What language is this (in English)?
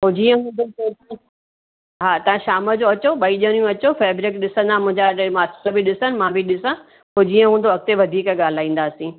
Sindhi